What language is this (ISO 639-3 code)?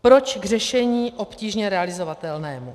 ces